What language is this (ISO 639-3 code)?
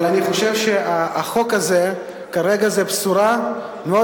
heb